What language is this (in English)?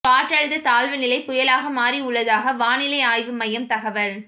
Tamil